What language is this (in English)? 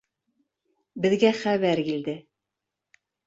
Bashkir